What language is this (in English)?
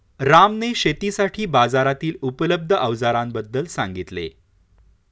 Marathi